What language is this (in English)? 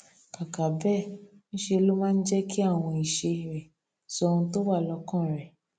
Yoruba